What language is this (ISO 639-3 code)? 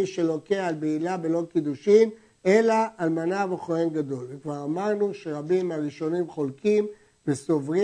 heb